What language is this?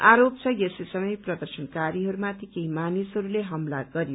Nepali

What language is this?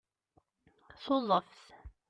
Kabyle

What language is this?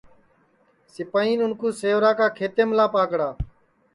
Sansi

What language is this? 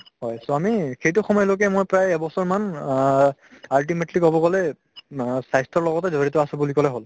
Assamese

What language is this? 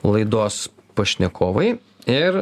Lithuanian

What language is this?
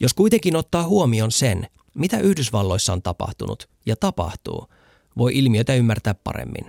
Finnish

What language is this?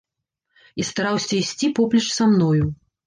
Belarusian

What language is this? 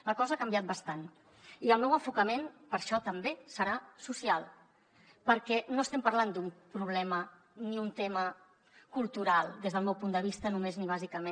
Catalan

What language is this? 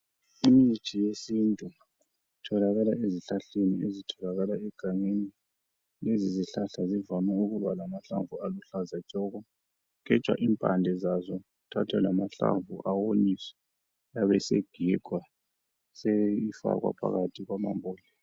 North Ndebele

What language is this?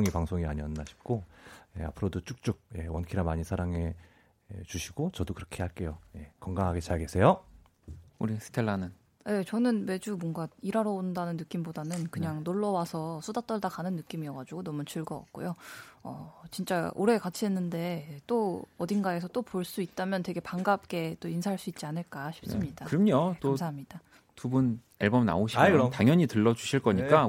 Korean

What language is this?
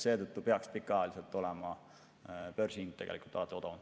Estonian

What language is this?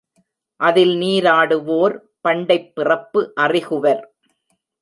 Tamil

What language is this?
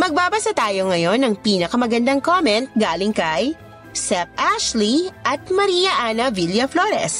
Filipino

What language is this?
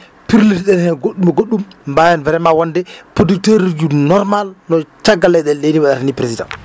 Fula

